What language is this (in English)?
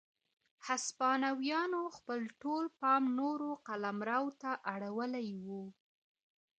Pashto